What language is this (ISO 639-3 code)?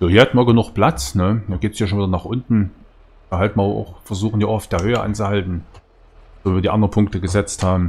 deu